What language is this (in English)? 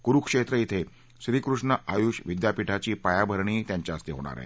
Marathi